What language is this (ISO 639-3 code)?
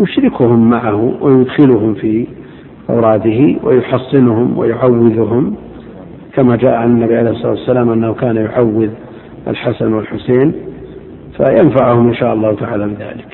ara